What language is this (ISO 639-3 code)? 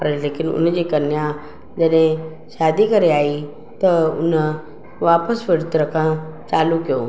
snd